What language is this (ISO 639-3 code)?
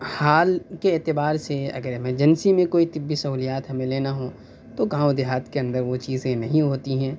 urd